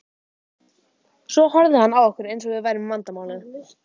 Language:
Icelandic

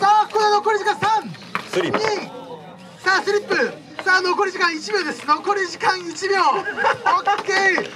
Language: Japanese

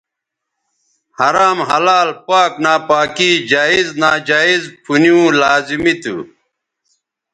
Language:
Bateri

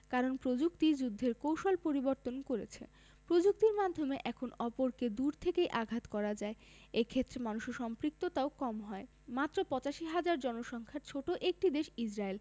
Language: Bangla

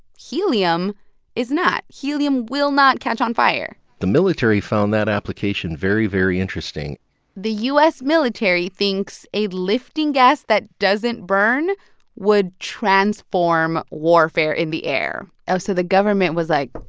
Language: English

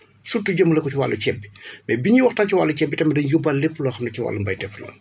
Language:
Wolof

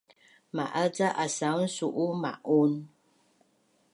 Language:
Bunun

